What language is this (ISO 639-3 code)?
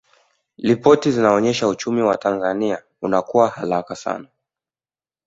swa